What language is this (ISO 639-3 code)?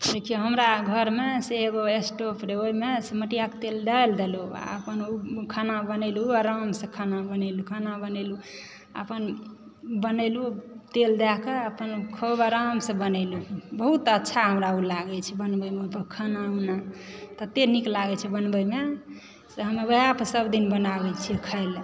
mai